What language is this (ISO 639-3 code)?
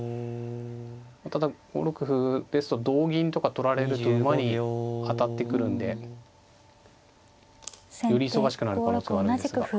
jpn